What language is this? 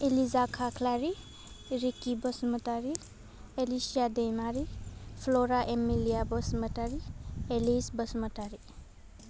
Bodo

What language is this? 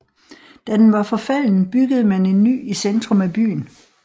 Danish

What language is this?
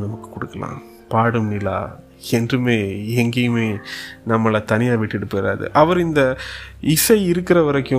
Tamil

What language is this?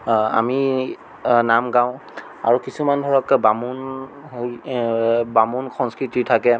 Assamese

